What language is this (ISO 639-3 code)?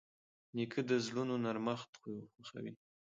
pus